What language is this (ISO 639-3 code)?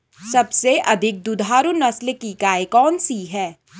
hin